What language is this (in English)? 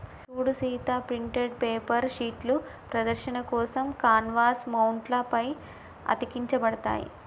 Telugu